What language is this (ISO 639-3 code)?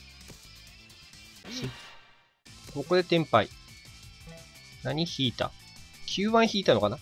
jpn